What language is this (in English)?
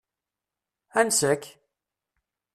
Kabyle